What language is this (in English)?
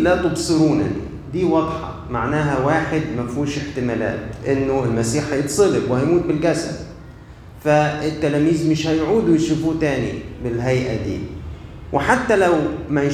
Arabic